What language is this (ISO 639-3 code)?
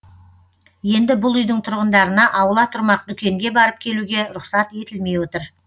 kaz